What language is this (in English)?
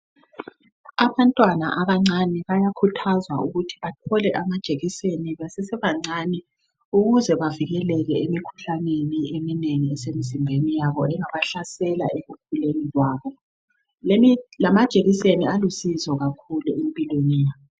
North Ndebele